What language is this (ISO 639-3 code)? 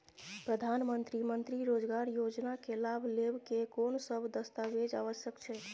mai